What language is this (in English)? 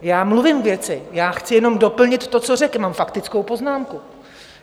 Czech